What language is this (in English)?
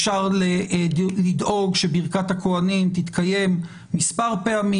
Hebrew